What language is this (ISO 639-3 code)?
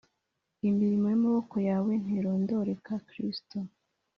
kin